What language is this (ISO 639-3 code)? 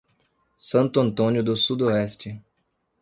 por